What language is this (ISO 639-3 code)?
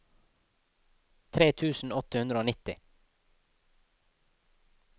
nor